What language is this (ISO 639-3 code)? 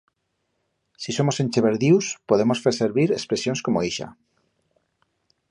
arg